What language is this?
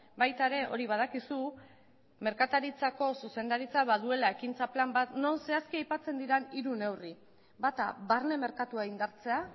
Basque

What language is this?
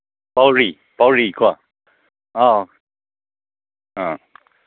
Manipuri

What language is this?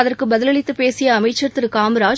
Tamil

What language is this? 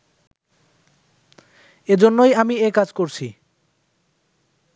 Bangla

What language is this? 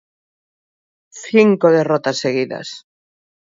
Galician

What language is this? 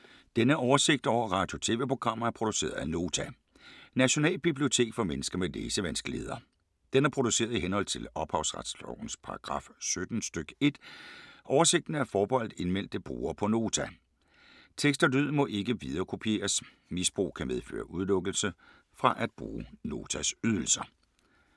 Danish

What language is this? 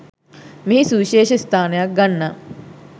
Sinhala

